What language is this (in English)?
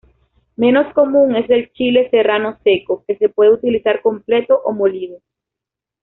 Spanish